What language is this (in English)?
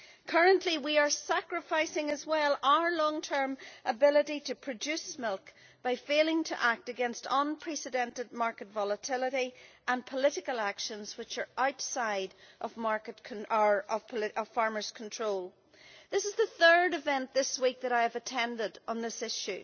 English